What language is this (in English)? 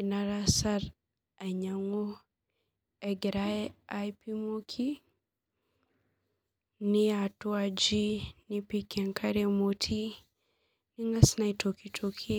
Masai